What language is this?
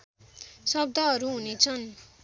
Nepali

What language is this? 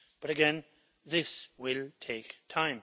English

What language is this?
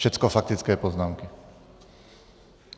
Czech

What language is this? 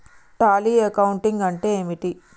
Telugu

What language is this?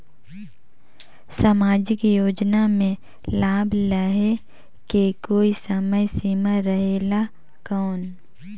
Chhattisgarhi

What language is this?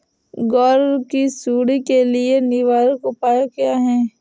Hindi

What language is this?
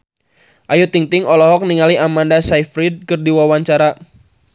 Sundanese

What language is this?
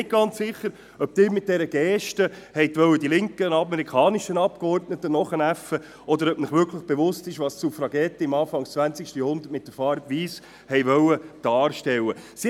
Swiss German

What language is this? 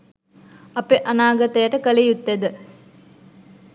Sinhala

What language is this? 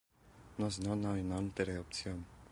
Interlingua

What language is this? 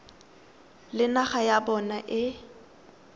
Tswana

